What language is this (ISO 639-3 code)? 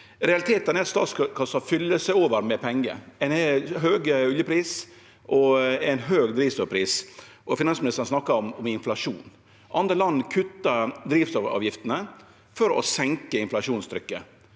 nor